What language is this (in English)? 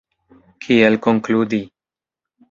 Esperanto